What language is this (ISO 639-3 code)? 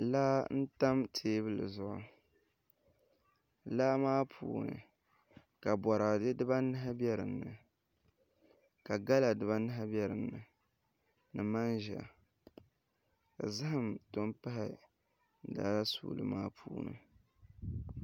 dag